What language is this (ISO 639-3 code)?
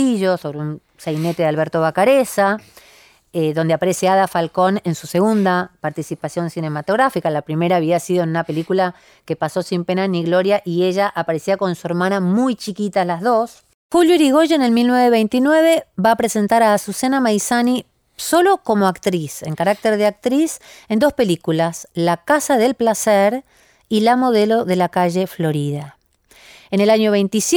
spa